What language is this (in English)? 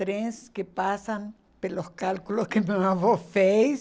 Portuguese